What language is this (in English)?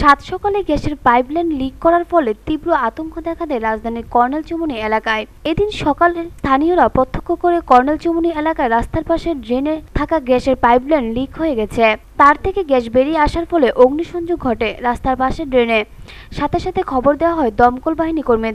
Thai